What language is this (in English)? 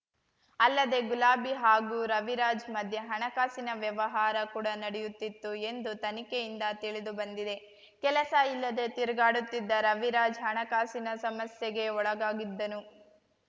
Kannada